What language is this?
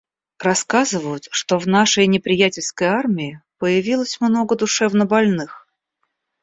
Russian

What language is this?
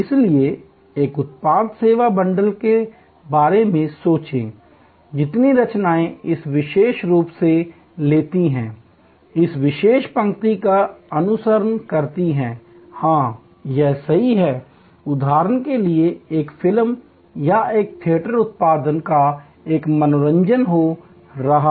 Hindi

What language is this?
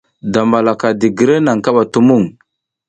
South Giziga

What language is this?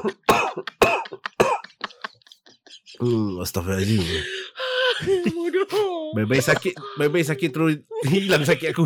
Malay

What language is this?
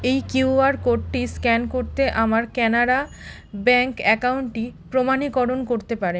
Bangla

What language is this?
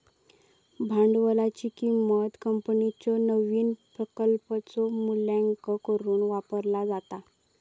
Marathi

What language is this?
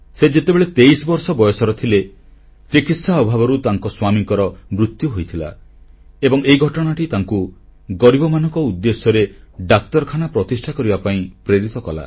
Odia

